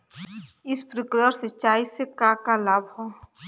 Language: Bhojpuri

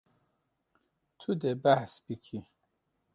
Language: Kurdish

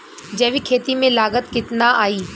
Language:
Bhojpuri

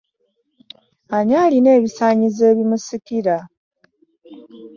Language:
Ganda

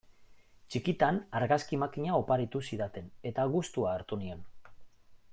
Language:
Basque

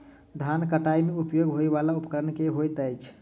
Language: Maithili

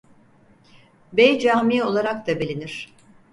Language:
Turkish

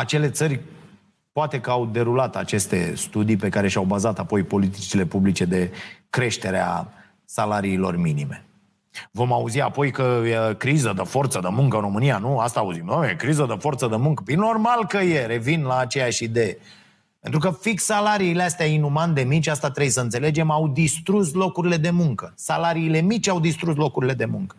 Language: Romanian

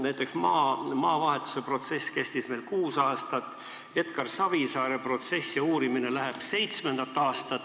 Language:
Estonian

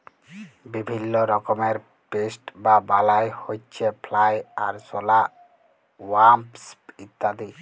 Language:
Bangla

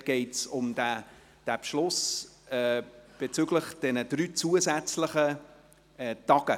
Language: Swiss German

